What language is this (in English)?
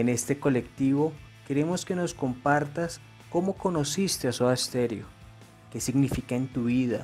Spanish